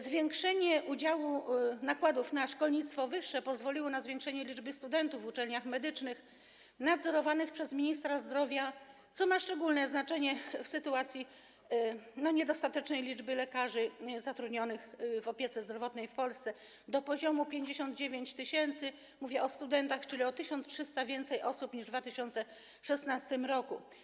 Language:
Polish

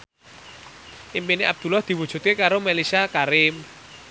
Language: Javanese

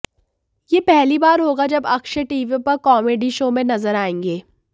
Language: Hindi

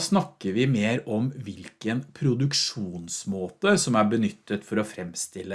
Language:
Norwegian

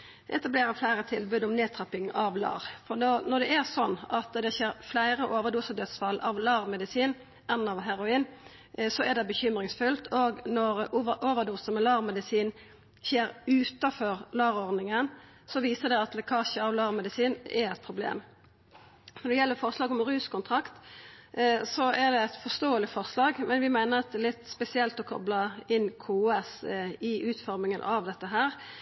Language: Norwegian Nynorsk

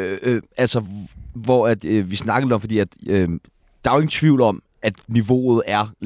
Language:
Danish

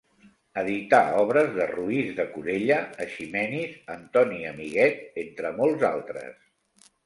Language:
Catalan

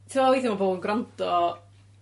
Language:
Welsh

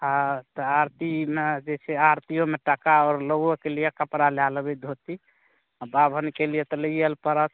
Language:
Maithili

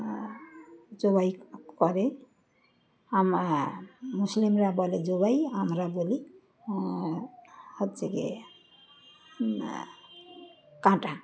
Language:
Bangla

